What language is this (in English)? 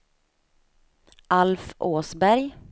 Swedish